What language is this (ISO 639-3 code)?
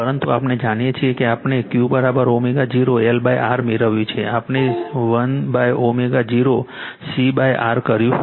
guj